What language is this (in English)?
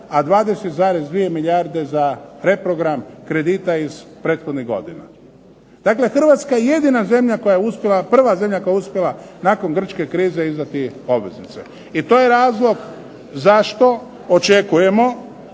Croatian